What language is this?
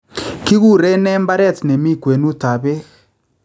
Kalenjin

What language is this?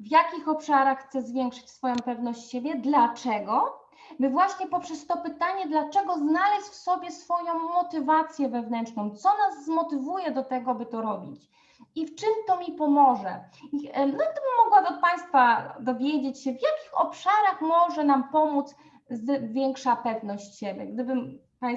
Polish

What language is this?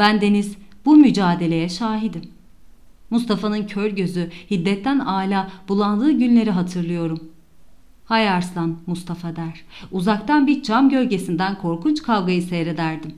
Turkish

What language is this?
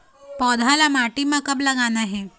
Chhattisgarhi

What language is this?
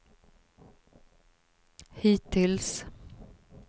Swedish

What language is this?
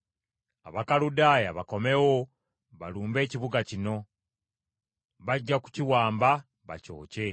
Ganda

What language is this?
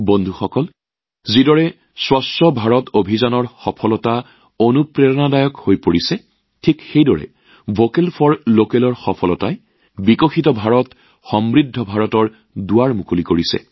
Assamese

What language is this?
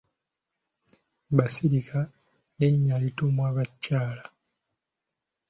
Ganda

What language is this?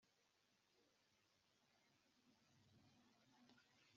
Kinyarwanda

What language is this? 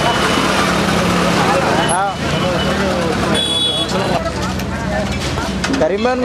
Romanian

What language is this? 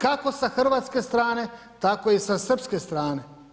Croatian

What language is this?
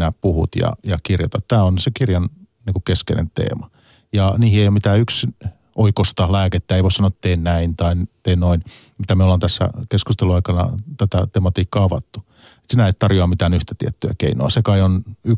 Finnish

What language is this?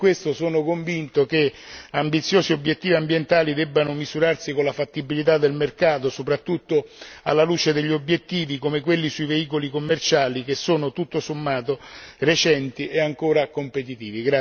Italian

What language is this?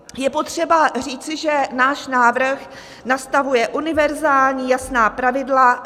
Czech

